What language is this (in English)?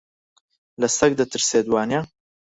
Central Kurdish